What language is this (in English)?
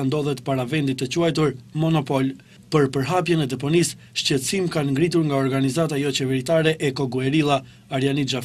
Romanian